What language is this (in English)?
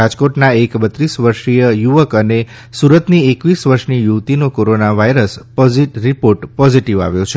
Gujarati